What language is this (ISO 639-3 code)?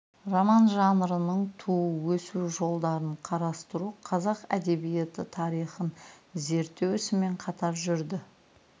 kaz